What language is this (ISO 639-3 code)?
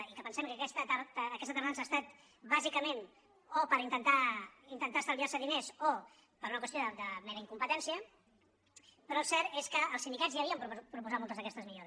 cat